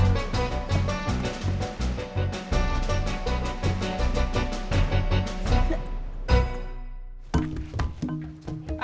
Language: Indonesian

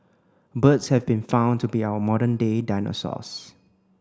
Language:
English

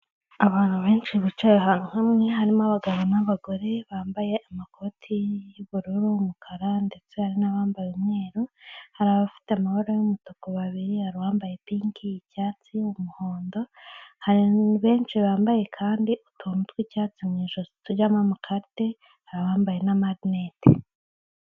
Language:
Kinyarwanda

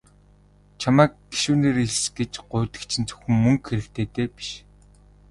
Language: Mongolian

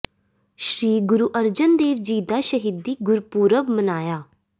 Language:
Punjabi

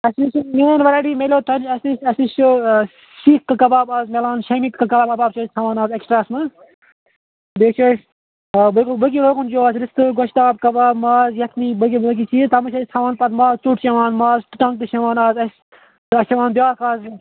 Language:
Kashmiri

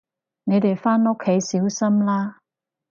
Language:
Cantonese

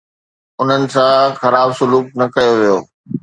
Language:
Sindhi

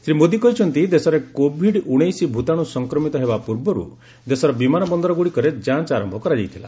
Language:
Odia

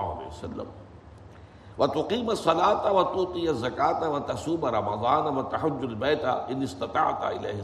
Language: Urdu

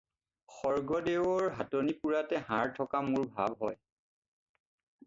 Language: Assamese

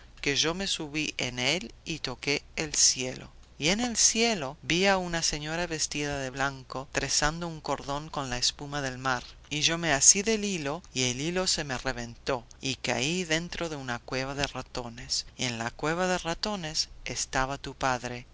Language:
Spanish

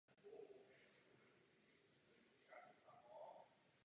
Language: Czech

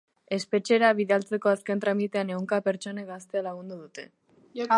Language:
Basque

